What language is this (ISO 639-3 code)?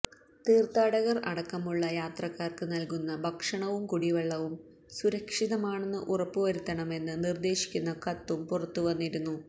mal